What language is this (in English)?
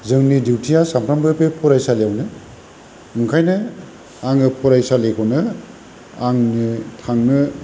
Bodo